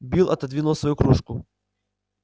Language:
Russian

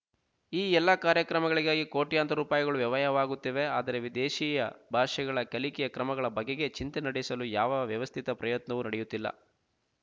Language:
Kannada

